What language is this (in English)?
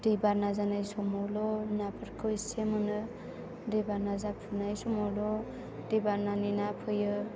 Bodo